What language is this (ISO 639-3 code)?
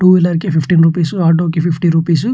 tel